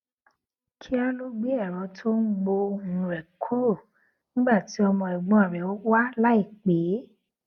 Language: Yoruba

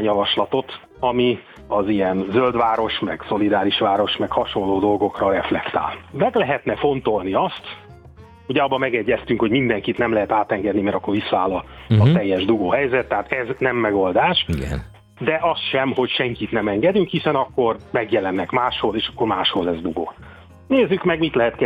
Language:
Hungarian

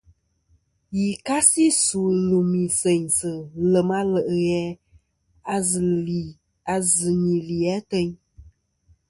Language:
Kom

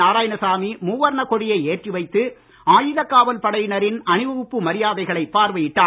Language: Tamil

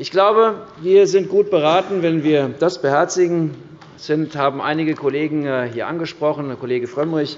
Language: German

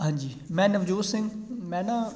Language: Punjabi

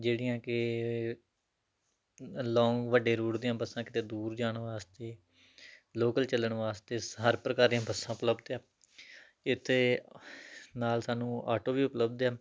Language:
Punjabi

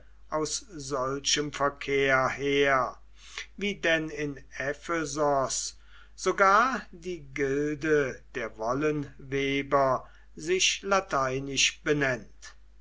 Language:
German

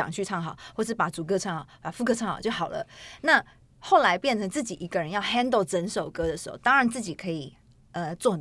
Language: Chinese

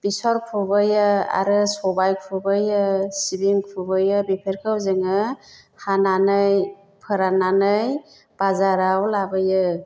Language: Bodo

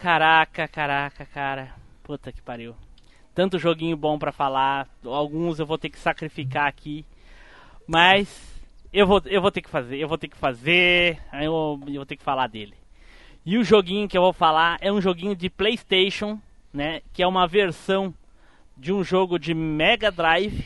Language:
Portuguese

